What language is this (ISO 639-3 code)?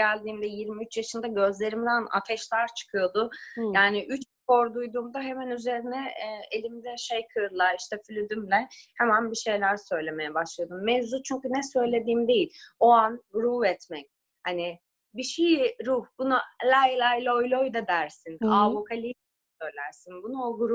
tur